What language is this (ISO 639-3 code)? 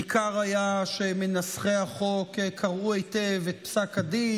heb